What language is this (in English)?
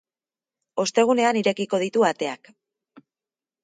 Basque